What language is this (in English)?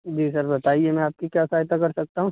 Urdu